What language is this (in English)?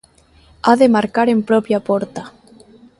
Galician